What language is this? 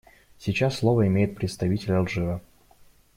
Russian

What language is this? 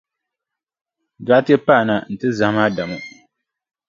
Dagbani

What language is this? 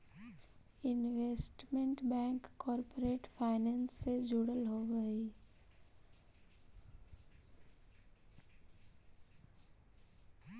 Magahi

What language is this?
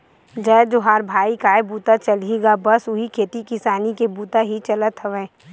Chhattisgarhi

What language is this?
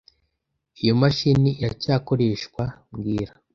Kinyarwanda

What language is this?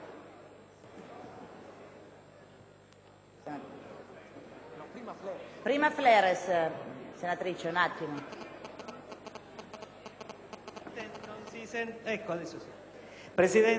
Italian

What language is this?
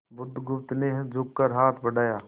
Hindi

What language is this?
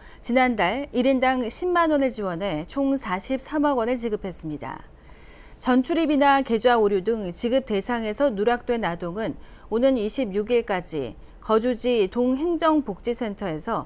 Korean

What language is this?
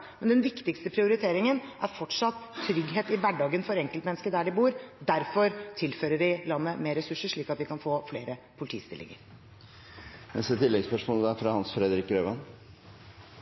Norwegian Bokmål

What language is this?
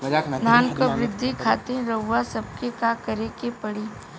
Bhojpuri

